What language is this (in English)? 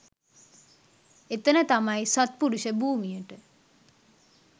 Sinhala